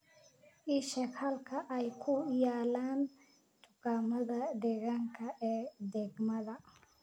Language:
Somali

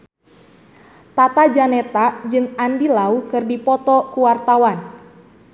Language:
Sundanese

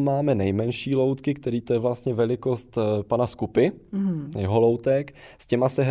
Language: Czech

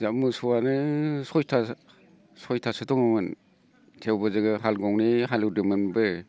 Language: Bodo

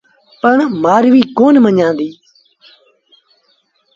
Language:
Sindhi Bhil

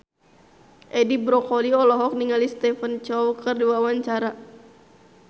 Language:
Sundanese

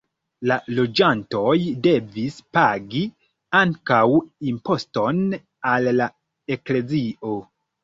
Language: Esperanto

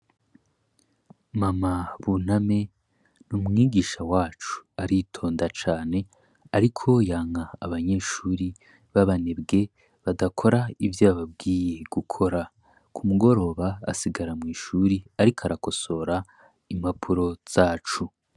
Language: Rundi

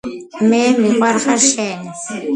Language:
Georgian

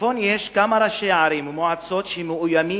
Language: Hebrew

